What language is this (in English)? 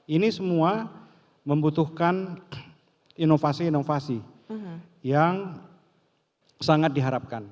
Indonesian